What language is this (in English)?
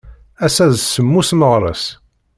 Kabyle